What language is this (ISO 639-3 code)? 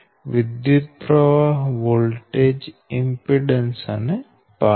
guj